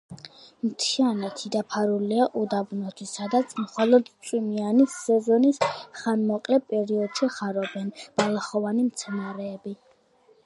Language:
Georgian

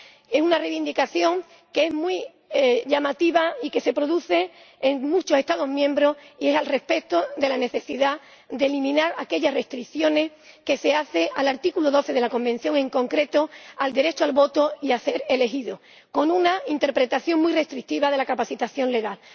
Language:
Spanish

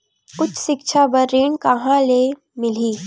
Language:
Chhattisgarhi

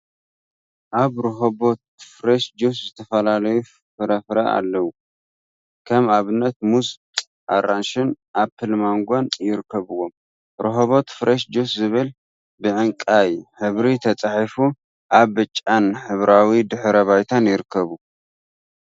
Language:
Tigrinya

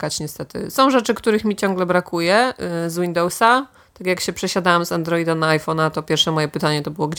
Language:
Polish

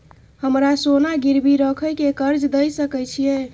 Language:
Maithili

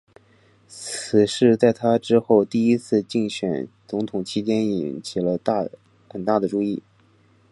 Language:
Chinese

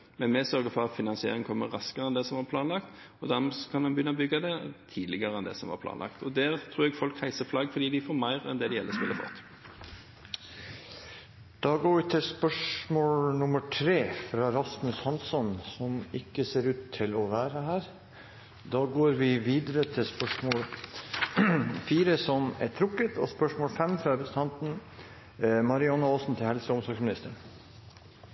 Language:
Norwegian Bokmål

